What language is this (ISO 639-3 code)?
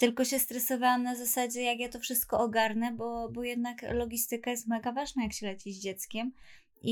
pol